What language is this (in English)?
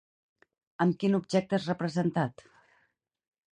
Catalan